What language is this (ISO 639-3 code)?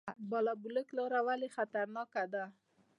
pus